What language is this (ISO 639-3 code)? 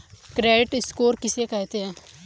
hin